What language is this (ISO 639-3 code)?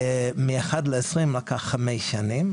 heb